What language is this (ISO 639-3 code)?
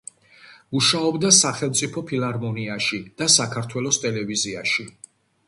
kat